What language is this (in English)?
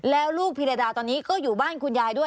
Thai